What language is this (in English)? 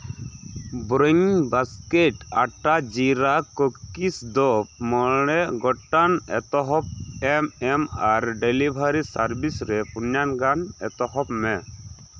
Santali